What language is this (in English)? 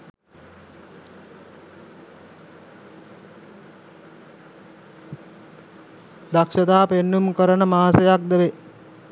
Sinhala